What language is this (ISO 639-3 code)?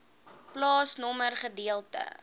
afr